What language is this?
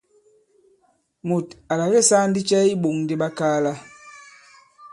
Bankon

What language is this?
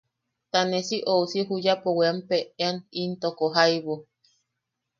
Yaqui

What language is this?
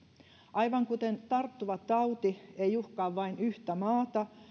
Finnish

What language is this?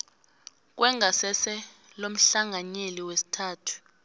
South Ndebele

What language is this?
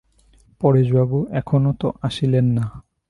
Bangla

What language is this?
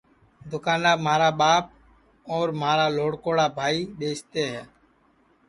Sansi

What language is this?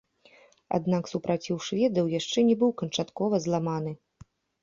Belarusian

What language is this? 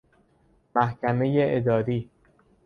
Persian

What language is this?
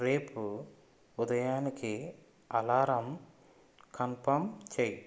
Telugu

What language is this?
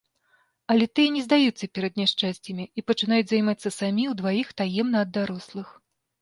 Belarusian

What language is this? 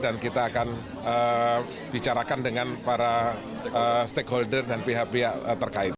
Indonesian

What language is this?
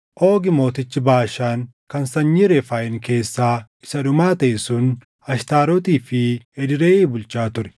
Oromo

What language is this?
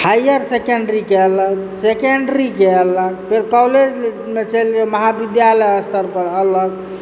Maithili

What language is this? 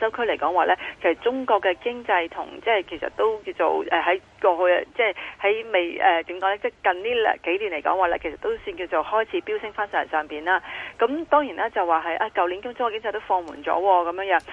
Chinese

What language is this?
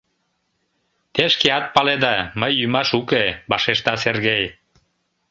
Mari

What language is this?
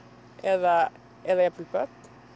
Icelandic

